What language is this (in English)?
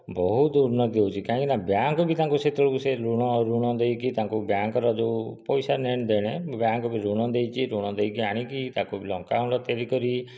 Odia